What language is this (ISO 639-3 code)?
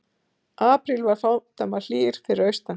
isl